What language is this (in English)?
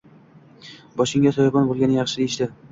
Uzbek